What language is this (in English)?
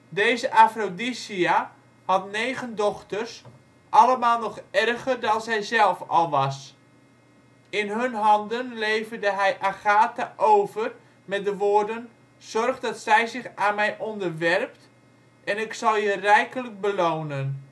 Dutch